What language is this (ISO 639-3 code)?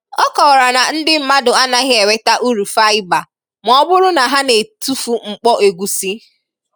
ibo